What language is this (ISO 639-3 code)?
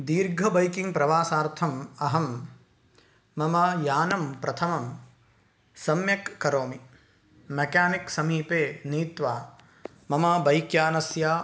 san